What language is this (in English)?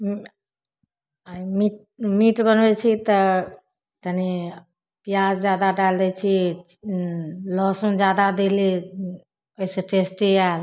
Maithili